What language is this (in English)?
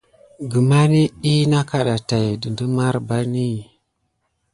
Gidar